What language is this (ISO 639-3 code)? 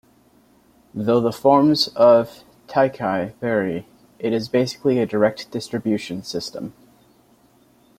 eng